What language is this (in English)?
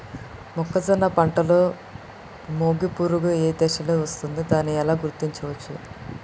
Telugu